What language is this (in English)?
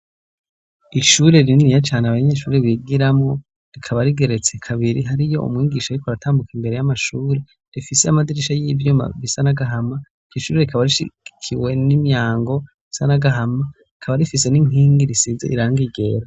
Rundi